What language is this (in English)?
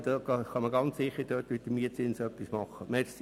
Swiss German